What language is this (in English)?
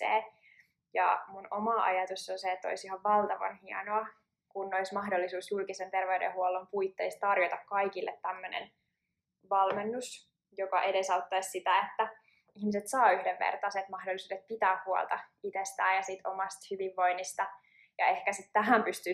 Finnish